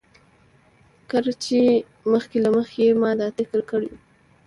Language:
Pashto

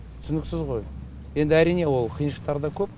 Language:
Kazakh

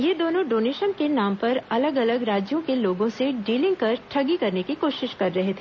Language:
Hindi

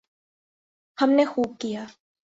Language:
Urdu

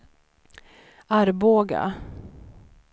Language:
Swedish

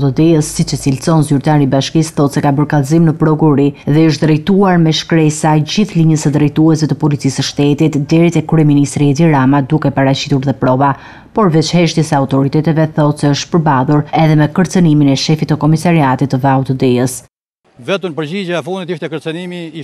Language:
Romanian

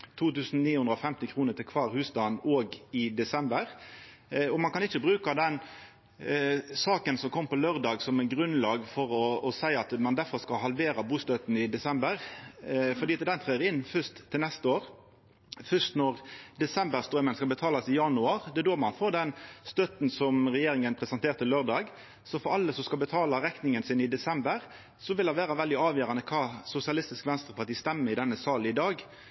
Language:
Norwegian Nynorsk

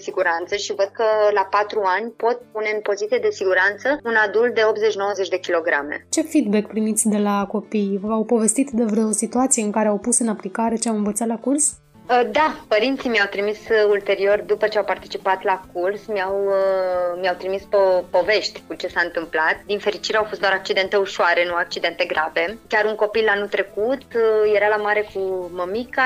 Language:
Romanian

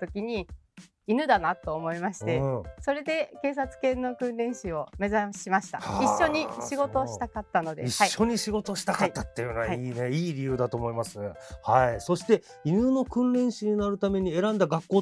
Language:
Japanese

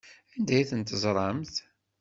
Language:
Kabyle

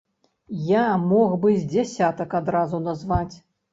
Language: Belarusian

